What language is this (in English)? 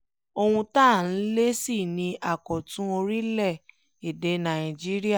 Yoruba